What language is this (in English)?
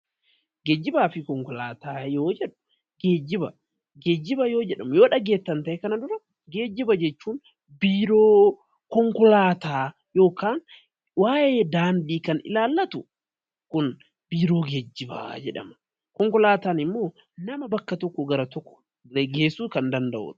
Oromo